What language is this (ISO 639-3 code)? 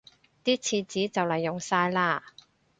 yue